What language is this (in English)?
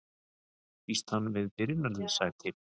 Icelandic